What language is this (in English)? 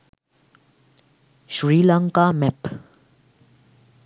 Sinhala